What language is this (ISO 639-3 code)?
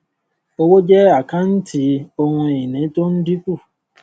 yor